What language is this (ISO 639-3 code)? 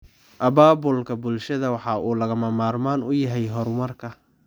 som